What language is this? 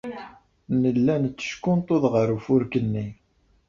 Kabyle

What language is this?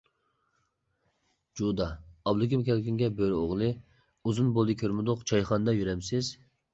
Uyghur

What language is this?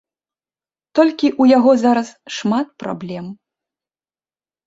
Belarusian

